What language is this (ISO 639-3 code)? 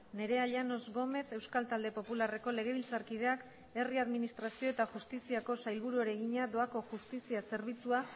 eus